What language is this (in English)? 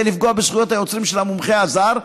Hebrew